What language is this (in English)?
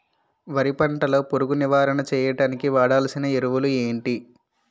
Telugu